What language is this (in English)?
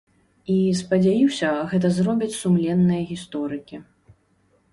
Belarusian